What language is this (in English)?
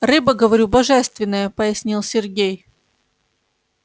Russian